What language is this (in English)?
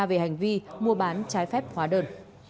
Vietnamese